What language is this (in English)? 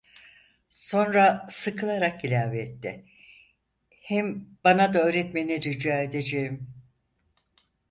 Turkish